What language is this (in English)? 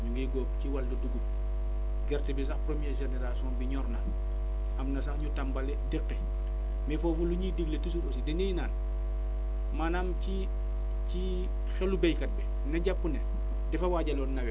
Wolof